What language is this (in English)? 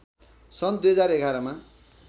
Nepali